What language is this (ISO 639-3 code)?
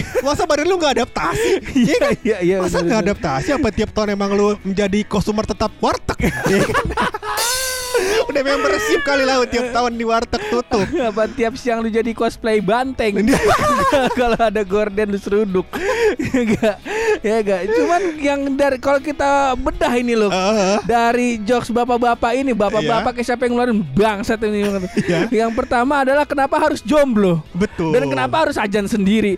ind